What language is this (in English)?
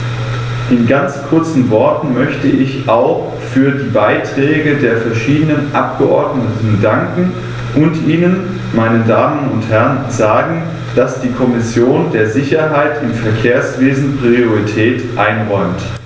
German